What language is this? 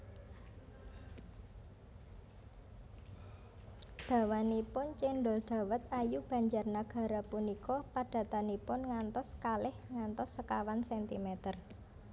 Javanese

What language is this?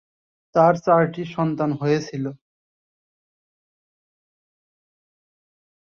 Bangla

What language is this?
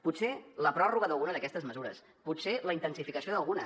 Catalan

